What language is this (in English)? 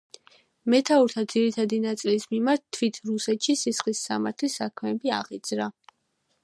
Georgian